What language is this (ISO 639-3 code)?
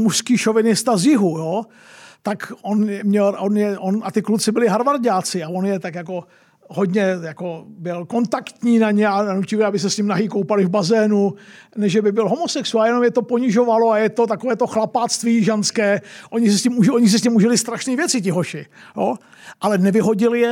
ces